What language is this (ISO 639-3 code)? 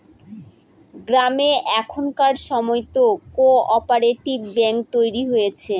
ben